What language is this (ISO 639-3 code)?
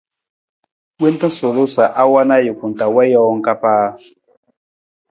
nmz